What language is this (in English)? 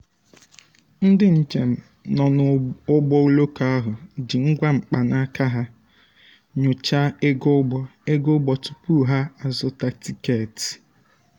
Igbo